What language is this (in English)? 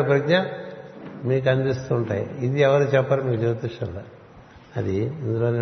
Telugu